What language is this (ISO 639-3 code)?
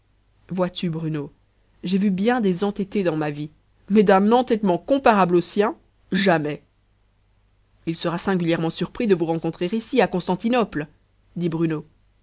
fra